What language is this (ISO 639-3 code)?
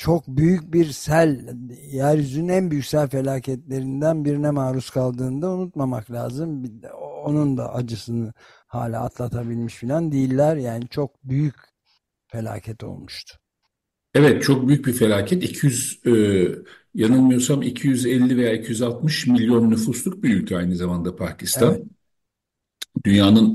tur